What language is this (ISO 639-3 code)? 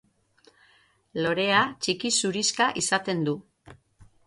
eus